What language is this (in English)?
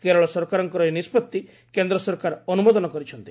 Odia